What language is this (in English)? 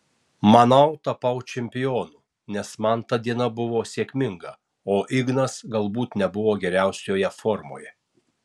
Lithuanian